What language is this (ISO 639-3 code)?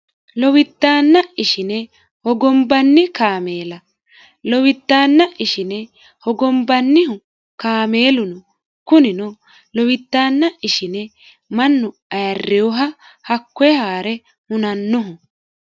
sid